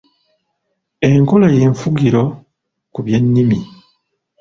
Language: Ganda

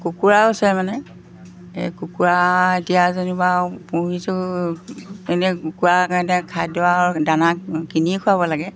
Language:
Assamese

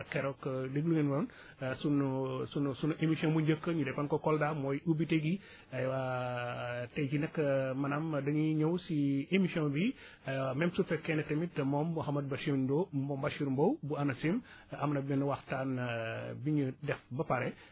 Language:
Wolof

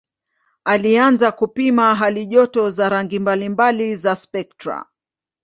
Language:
Swahili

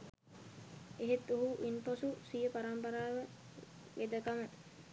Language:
Sinhala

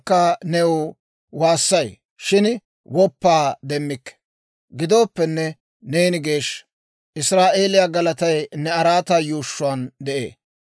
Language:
Dawro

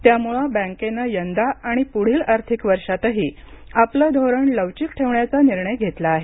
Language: Marathi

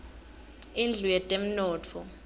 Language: Swati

